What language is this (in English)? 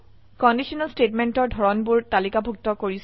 Assamese